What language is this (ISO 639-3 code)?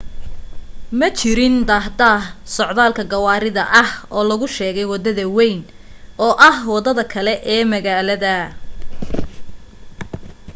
som